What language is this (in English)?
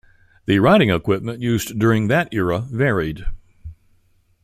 English